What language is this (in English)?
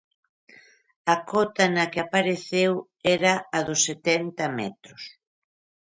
Galician